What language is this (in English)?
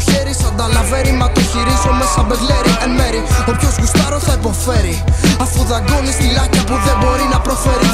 Greek